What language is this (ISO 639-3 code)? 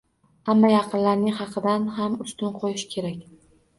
uzb